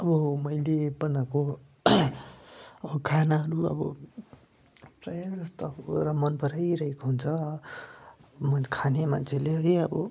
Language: Nepali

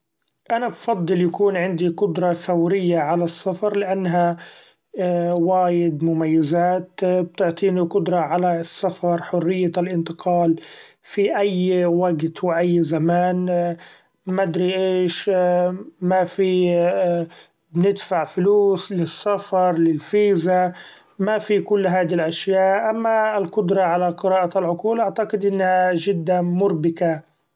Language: Gulf Arabic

